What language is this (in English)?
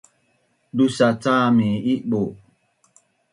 Bunun